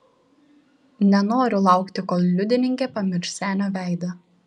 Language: Lithuanian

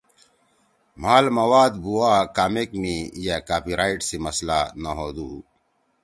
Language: Torwali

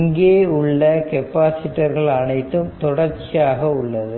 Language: Tamil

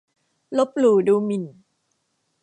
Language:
Thai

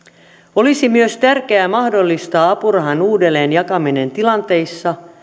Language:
Finnish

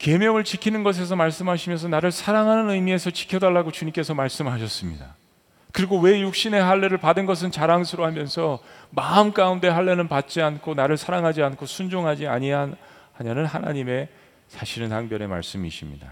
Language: Korean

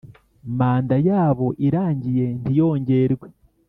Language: Kinyarwanda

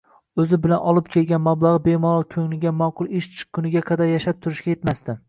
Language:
Uzbek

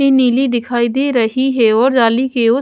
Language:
Hindi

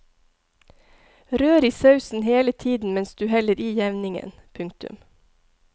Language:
Norwegian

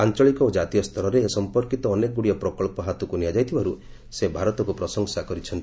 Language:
Odia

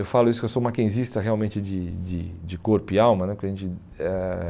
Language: Portuguese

